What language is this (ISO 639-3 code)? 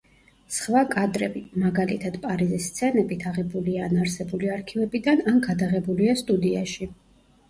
kat